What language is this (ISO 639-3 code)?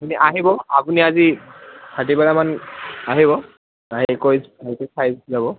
asm